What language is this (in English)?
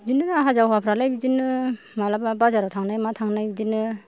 Bodo